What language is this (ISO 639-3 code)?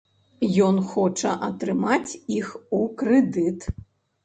bel